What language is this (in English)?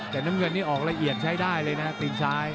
Thai